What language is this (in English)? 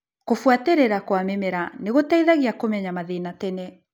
Kikuyu